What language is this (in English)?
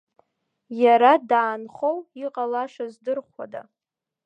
Abkhazian